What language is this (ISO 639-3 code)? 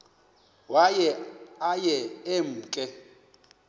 xho